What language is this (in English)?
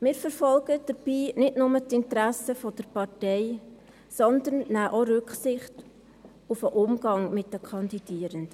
Swiss German